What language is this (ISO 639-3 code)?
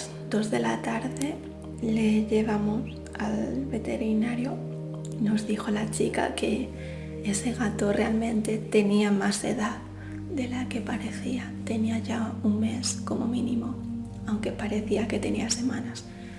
spa